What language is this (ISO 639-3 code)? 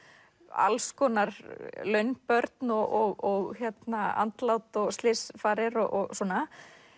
isl